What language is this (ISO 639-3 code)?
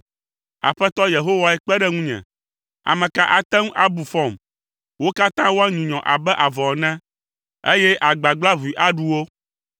ewe